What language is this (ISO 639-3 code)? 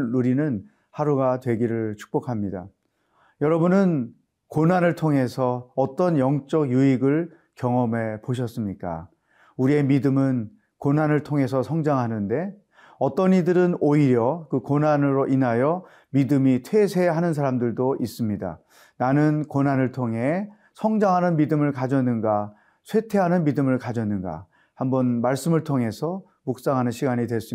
kor